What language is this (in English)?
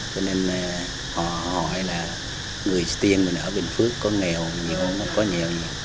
Vietnamese